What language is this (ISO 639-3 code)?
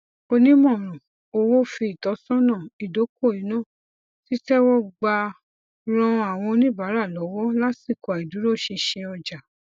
yor